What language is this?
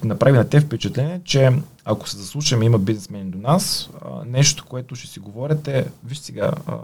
Bulgarian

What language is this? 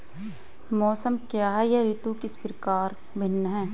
Hindi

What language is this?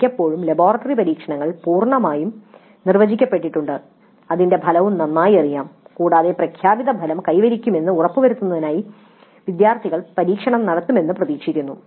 Malayalam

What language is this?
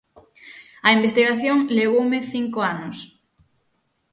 Galician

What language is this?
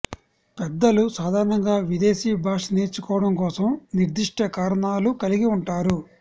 Telugu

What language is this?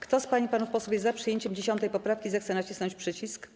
Polish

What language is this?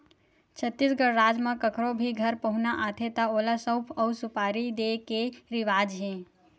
Chhattisgarhi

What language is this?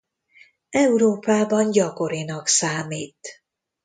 Hungarian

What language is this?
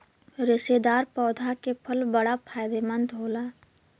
Bhojpuri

